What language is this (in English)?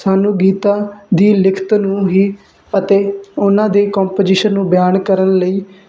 Punjabi